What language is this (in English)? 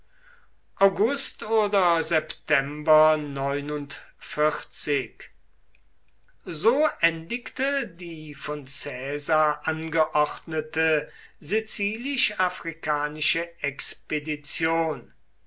German